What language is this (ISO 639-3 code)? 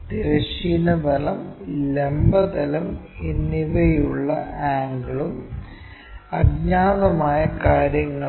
mal